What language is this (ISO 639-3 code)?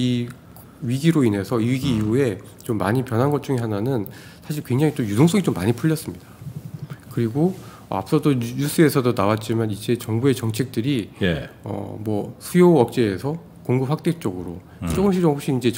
kor